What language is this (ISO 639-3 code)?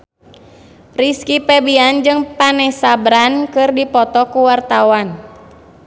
sun